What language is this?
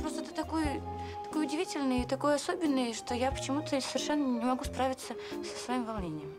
Russian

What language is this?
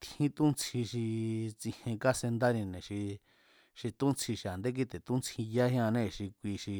Mazatlán Mazatec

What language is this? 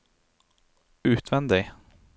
Norwegian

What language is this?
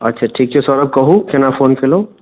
Maithili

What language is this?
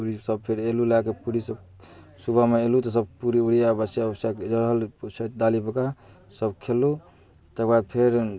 Maithili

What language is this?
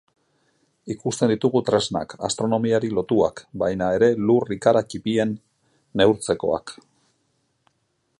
Basque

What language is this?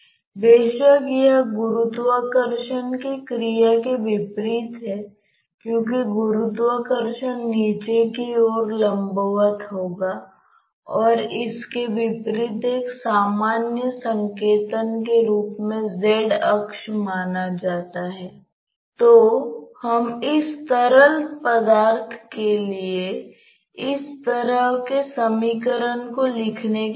Hindi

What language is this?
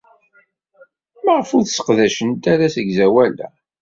Kabyle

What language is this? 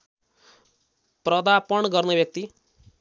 Nepali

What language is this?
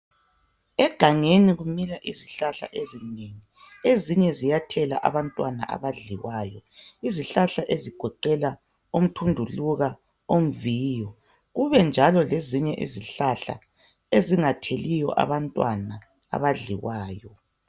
North Ndebele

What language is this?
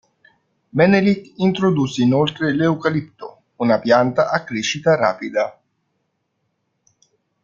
Italian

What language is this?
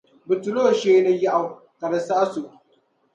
Dagbani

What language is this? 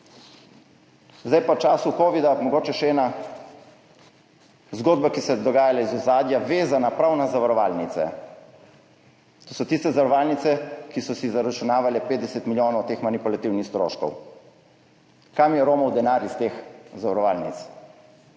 Slovenian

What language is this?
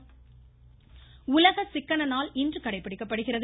Tamil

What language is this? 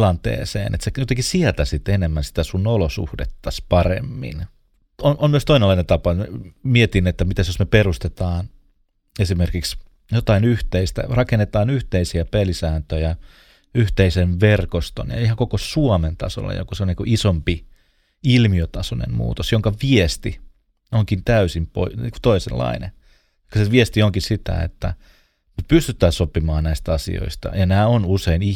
Finnish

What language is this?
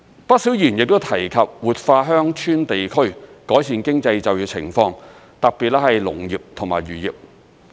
Cantonese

